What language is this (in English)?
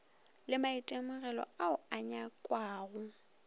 Northern Sotho